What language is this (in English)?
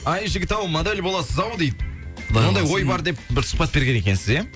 Kazakh